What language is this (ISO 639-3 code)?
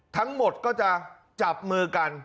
tha